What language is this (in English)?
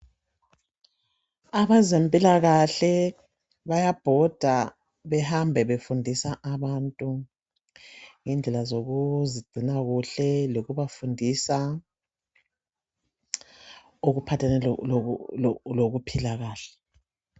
North Ndebele